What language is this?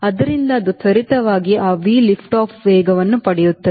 Kannada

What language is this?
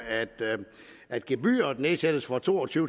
Danish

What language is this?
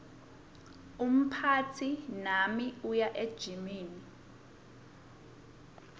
Swati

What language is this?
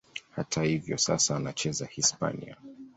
Swahili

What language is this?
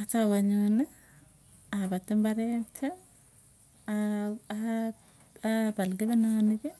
Tugen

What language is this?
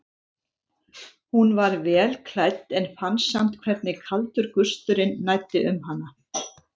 Icelandic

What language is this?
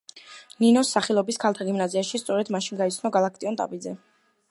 Georgian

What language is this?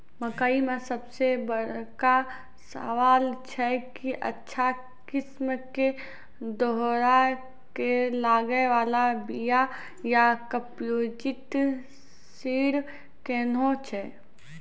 Maithili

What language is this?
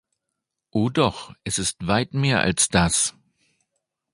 German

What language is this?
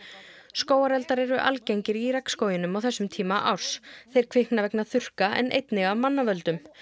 Icelandic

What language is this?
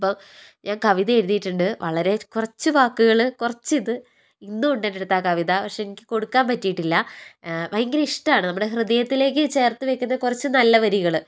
Malayalam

